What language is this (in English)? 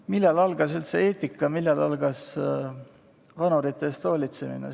Estonian